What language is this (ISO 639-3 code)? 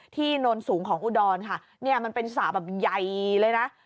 tha